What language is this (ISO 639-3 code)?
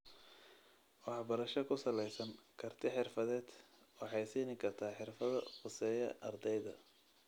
som